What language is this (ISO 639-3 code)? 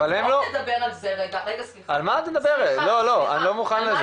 heb